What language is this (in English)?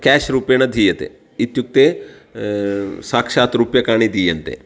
Sanskrit